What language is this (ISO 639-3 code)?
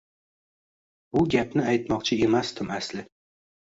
uzb